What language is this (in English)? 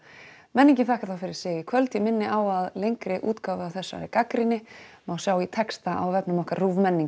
Icelandic